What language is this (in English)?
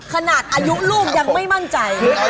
Thai